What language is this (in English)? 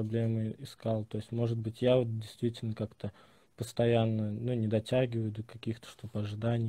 Russian